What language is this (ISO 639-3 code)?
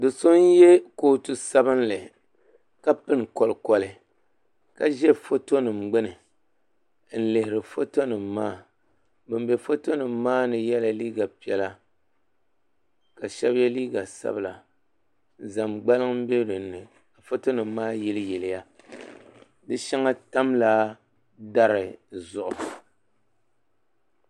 dag